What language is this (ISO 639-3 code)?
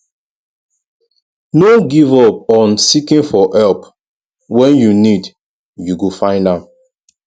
pcm